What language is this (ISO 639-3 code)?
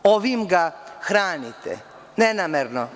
srp